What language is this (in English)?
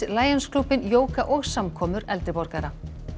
Icelandic